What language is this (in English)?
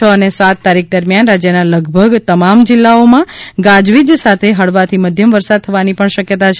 Gujarati